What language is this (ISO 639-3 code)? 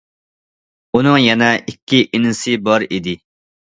uig